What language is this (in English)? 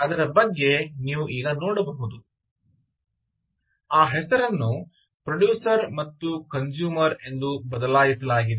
Kannada